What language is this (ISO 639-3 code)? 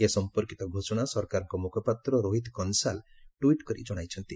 ori